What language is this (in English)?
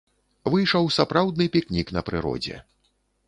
Belarusian